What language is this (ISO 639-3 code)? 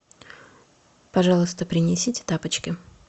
rus